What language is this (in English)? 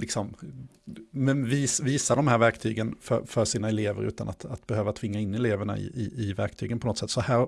Swedish